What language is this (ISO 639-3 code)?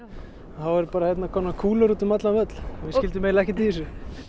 isl